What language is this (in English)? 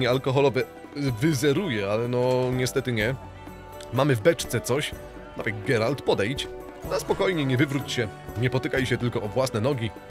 Polish